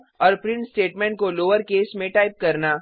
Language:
Hindi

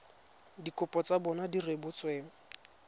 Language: Tswana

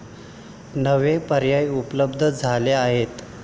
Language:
Marathi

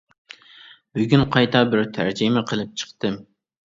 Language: Uyghur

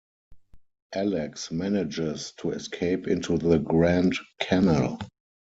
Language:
English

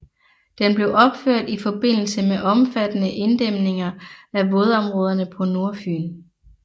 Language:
Danish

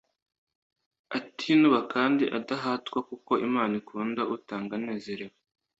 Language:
Kinyarwanda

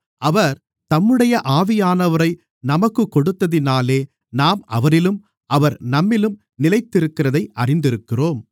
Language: Tamil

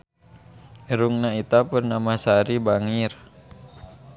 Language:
Sundanese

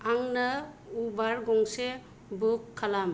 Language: Bodo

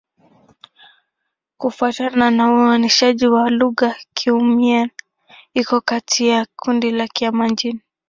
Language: Swahili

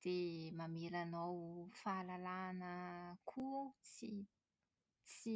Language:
Malagasy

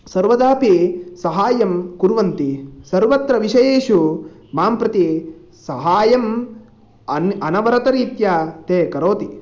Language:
Sanskrit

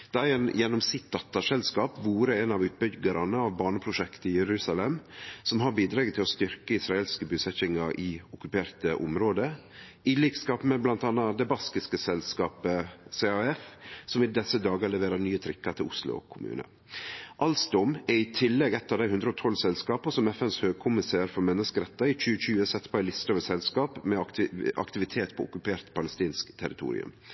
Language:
Norwegian Nynorsk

